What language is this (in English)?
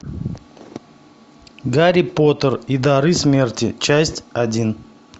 Russian